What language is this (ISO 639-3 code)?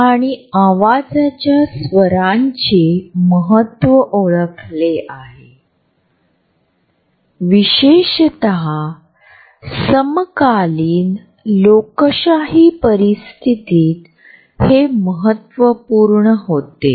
mar